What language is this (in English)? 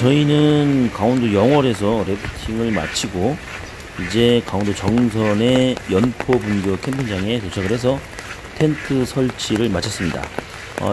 Korean